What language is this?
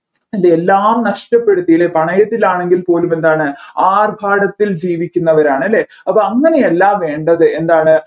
Malayalam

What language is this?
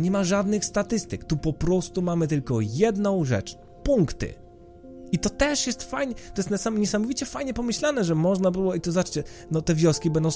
Polish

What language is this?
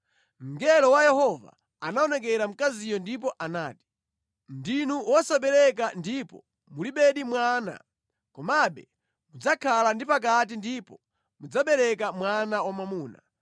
Nyanja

